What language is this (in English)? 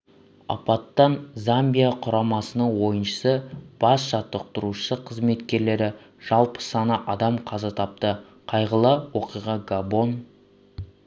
Kazakh